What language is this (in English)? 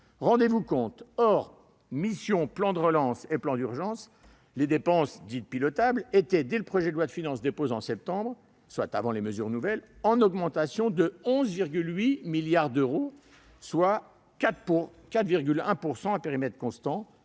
French